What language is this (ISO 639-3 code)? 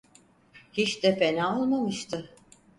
tur